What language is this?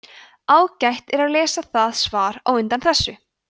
Icelandic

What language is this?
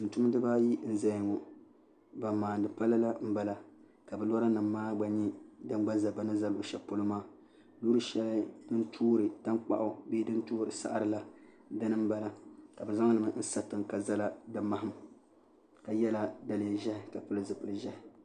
Dagbani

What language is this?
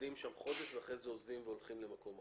Hebrew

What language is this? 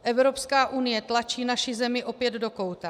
Czech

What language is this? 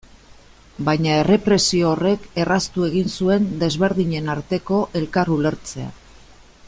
Basque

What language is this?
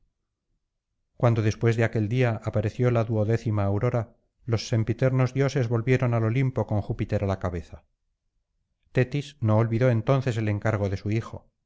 Spanish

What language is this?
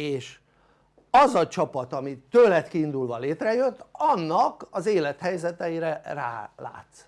Hungarian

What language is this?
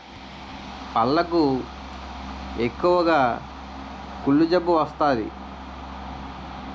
Telugu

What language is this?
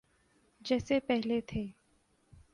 Urdu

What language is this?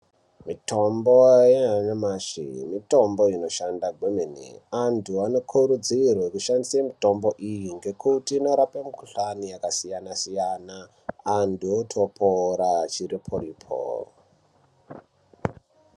Ndau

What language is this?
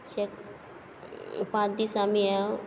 Konkani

